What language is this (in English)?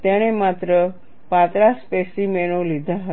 Gujarati